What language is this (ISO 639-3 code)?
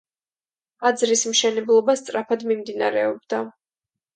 kat